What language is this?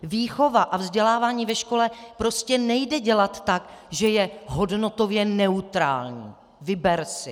Czech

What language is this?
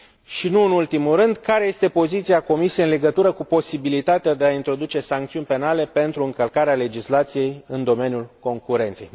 Romanian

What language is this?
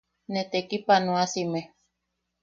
Yaqui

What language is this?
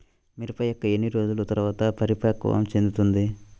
Telugu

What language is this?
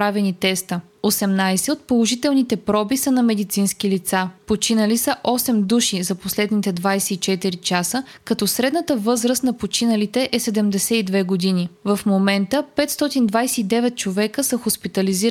Bulgarian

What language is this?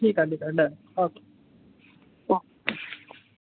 Sindhi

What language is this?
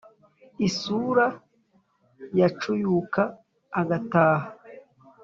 Kinyarwanda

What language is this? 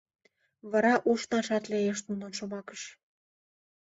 Mari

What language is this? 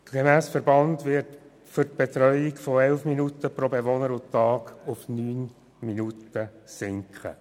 Swiss German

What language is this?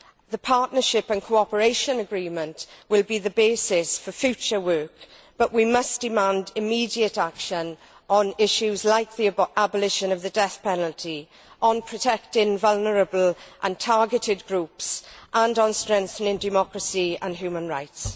English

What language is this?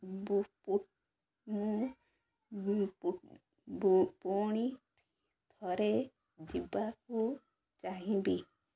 Odia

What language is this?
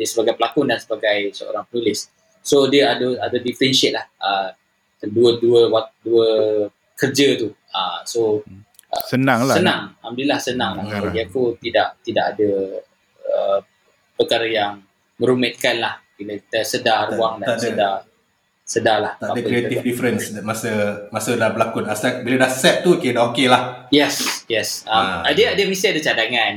Malay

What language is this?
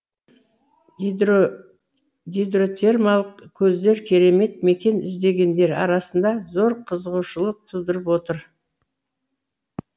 Kazakh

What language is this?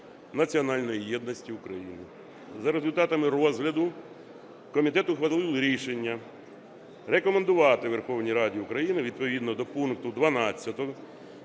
Ukrainian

